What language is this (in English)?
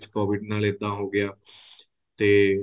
Punjabi